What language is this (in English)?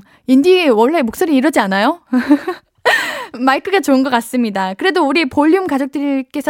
Korean